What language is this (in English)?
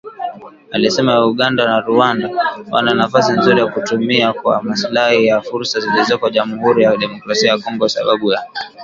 Swahili